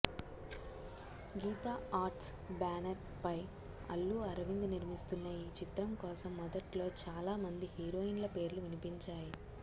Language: Telugu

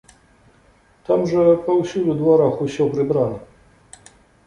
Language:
Belarusian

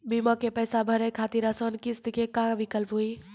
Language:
Maithili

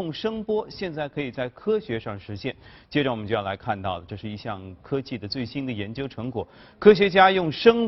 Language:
Chinese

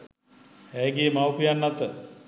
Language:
Sinhala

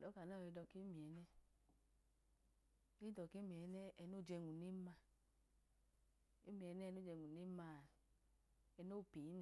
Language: Idoma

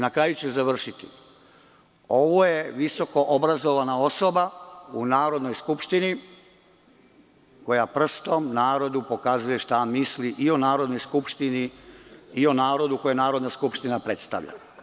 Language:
Serbian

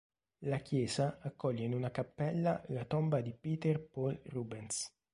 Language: Italian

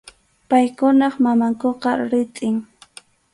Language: Arequipa-La Unión Quechua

